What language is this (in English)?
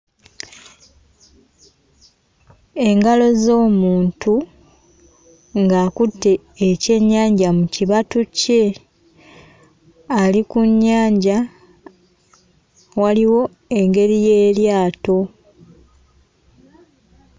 Ganda